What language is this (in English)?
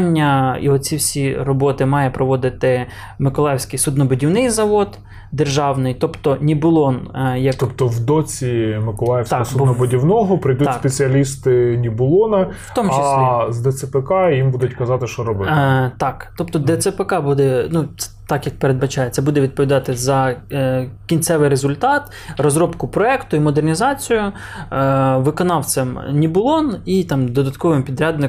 Ukrainian